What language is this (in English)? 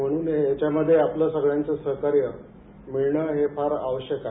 Marathi